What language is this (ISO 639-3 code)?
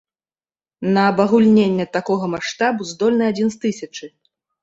bel